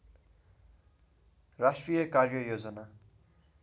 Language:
Nepali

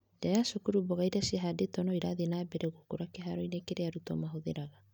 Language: Kikuyu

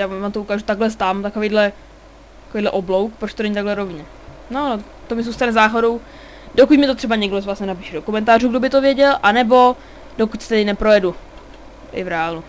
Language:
Czech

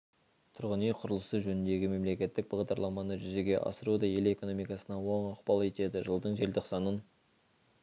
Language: Kazakh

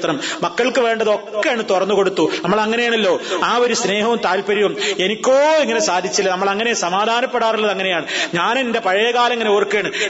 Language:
Malayalam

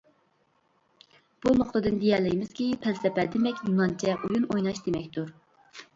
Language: Uyghur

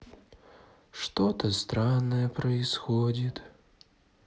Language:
Russian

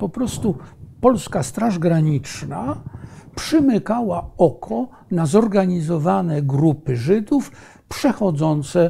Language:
Polish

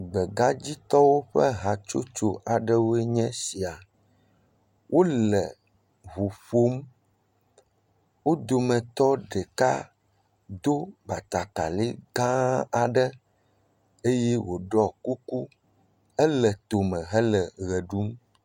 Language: Ewe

